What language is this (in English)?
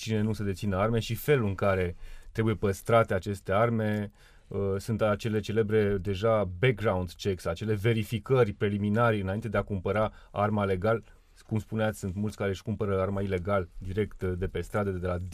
Romanian